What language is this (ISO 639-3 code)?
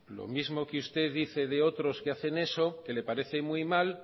spa